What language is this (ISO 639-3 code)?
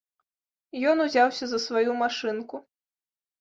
bel